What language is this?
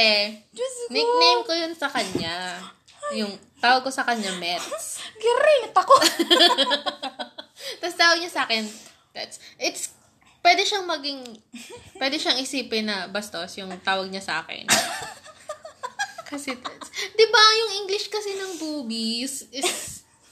Filipino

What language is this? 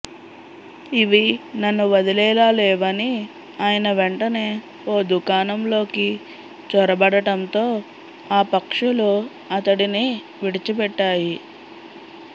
Telugu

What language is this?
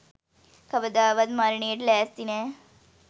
Sinhala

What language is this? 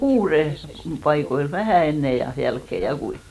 Finnish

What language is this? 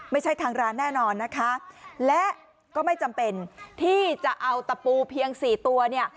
Thai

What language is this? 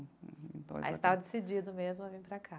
Portuguese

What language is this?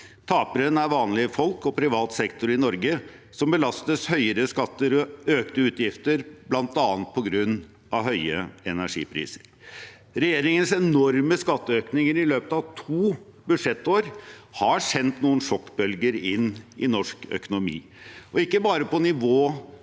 Norwegian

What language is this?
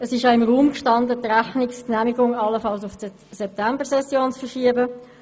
Swiss German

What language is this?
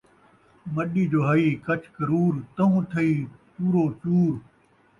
Saraiki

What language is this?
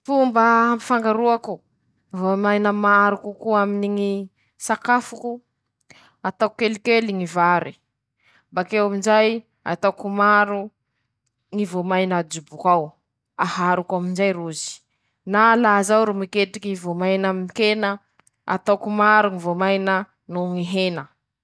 Masikoro Malagasy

